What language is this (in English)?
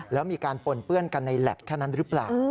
Thai